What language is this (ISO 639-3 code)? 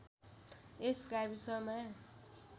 nep